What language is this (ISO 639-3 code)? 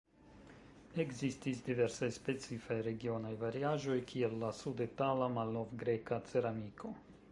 epo